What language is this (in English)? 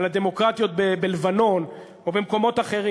Hebrew